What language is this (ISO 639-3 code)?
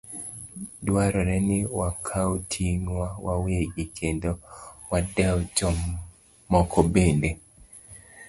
luo